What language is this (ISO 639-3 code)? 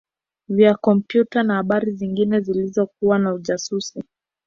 swa